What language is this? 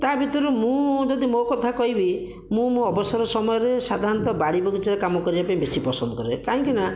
Odia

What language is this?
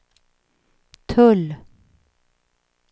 Swedish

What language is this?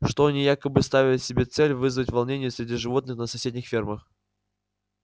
Russian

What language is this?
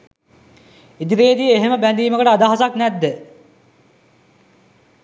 Sinhala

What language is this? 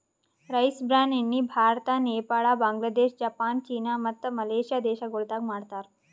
Kannada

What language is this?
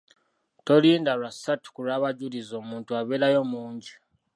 Ganda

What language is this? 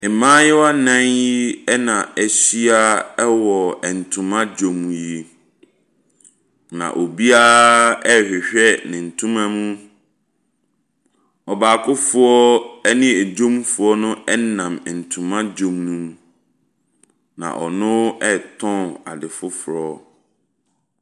Akan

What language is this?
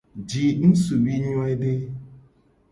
Gen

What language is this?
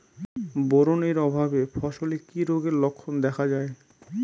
Bangla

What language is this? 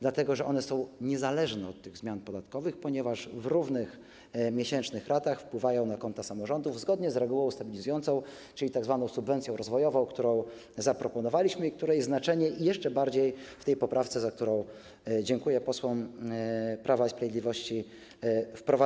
Polish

